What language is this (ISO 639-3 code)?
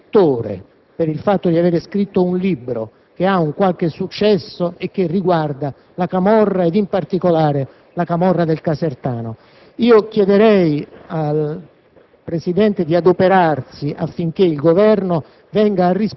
ita